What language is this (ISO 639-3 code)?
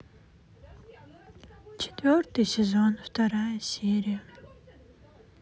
rus